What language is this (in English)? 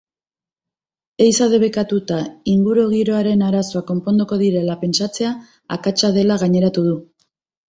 Basque